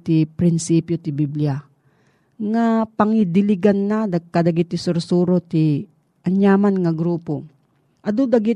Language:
Filipino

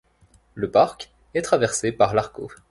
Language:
French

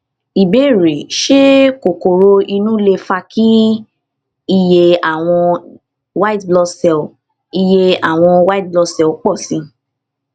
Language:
Yoruba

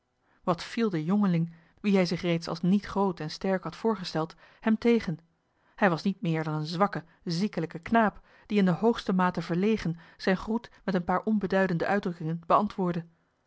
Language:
Dutch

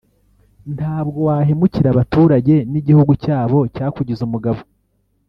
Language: Kinyarwanda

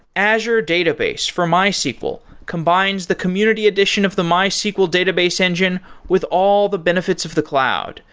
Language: English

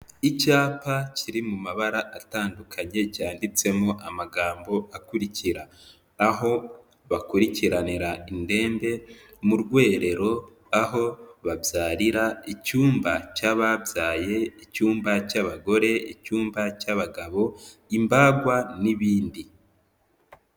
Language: Kinyarwanda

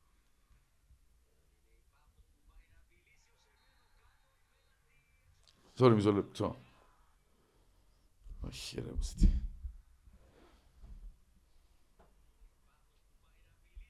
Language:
Greek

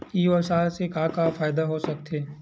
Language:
Chhattisgarhi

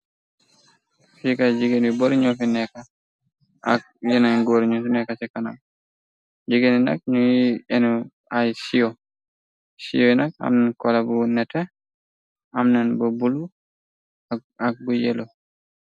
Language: Wolof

